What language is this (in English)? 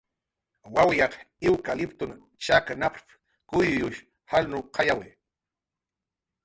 Jaqaru